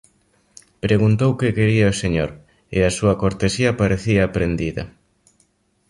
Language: Galician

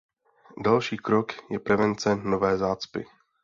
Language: Czech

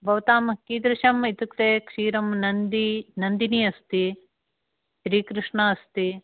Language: Sanskrit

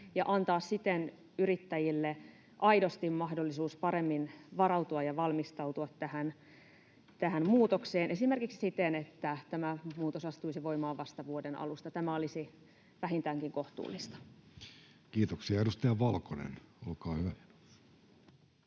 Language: Finnish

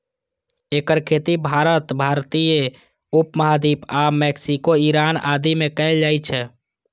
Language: Maithili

